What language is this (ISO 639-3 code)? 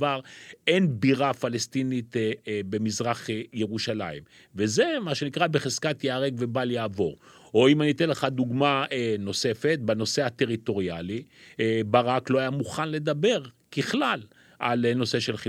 heb